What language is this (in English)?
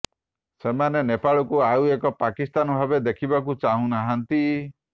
Odia